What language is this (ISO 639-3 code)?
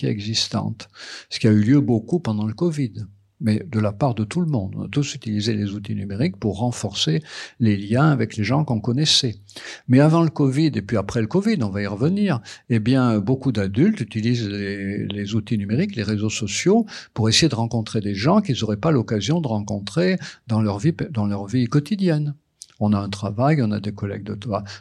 fra